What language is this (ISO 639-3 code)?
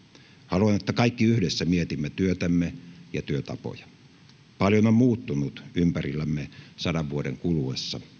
fin